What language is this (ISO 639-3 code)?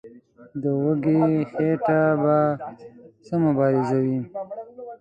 pus